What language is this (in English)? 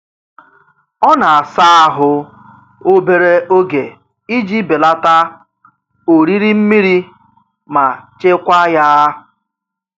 Igbo